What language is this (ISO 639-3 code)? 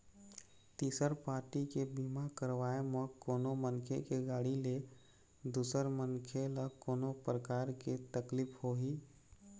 hne